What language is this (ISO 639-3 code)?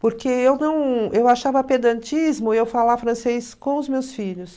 por